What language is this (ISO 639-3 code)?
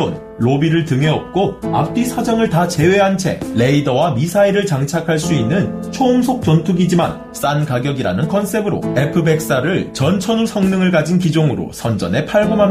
kor